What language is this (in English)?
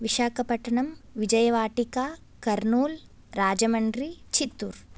Sanskrit